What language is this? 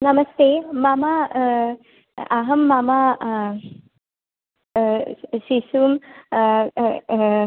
Sanskrit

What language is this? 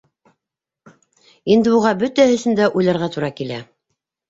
Bashkir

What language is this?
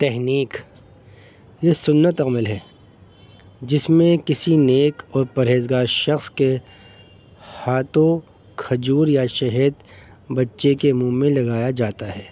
Urdu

